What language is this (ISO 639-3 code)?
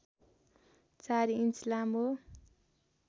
nep